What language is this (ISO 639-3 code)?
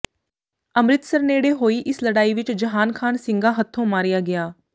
pan